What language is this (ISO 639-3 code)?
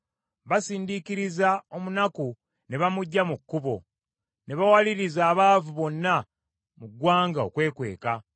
lug